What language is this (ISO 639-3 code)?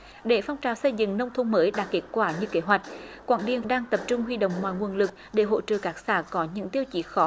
vie